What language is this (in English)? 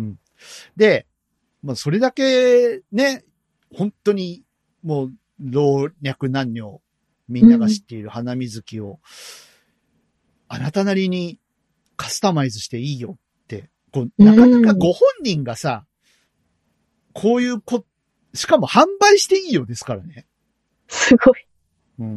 Japanese